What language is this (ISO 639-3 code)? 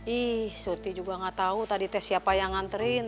ind